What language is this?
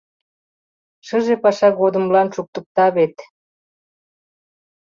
Mari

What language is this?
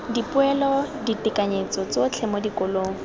Tswana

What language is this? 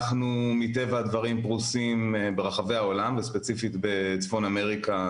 Hebrew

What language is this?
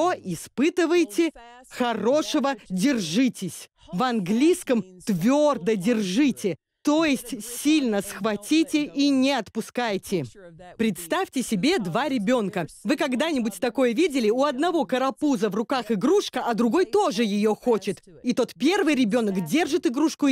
Russian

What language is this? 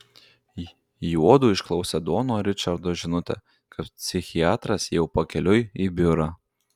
Lithuanian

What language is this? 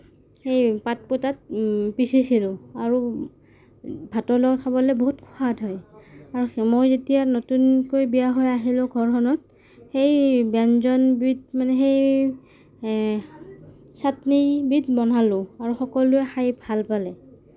Assamese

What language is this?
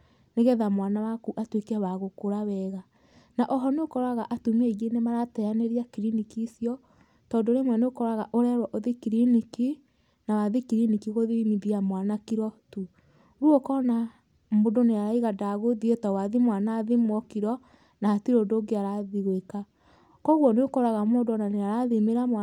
Kikuyu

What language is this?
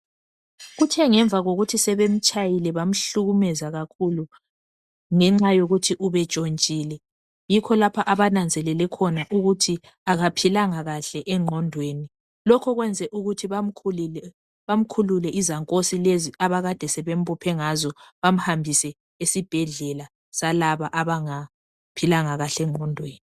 North Ndebele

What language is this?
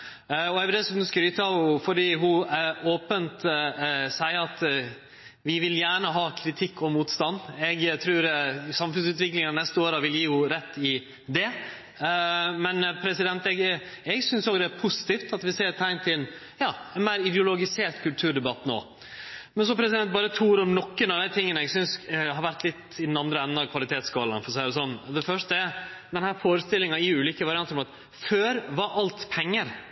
Norwegian Nynorsk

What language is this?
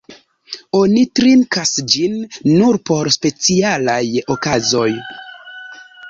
Esperanto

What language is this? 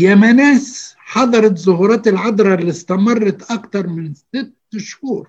Arabic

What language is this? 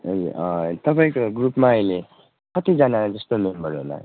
Nepali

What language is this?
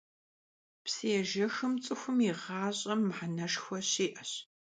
Kabardian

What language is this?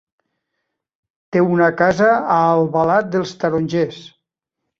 Catalan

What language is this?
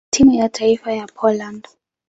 Swahili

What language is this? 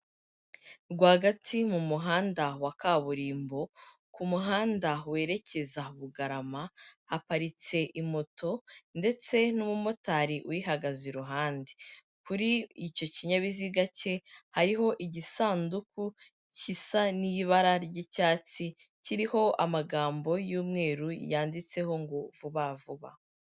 Kinyarwanda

